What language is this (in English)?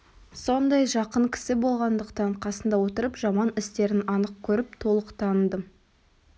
Kazakh